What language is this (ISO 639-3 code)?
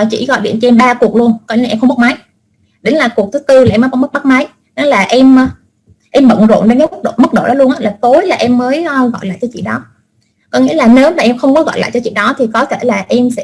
vie